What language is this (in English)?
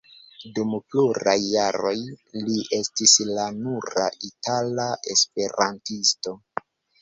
Esperanto